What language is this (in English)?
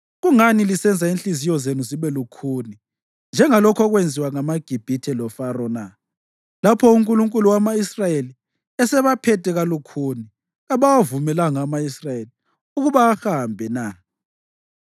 North Ndebele